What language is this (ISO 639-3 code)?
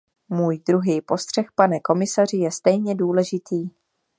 ces